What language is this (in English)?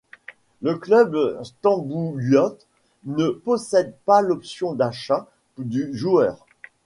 French